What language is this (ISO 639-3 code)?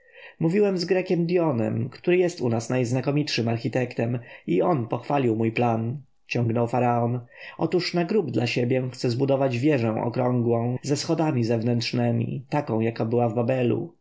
pol